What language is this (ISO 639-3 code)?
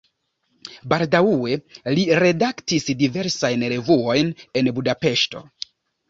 epo